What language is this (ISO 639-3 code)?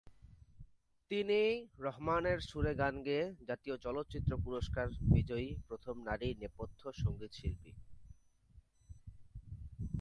ben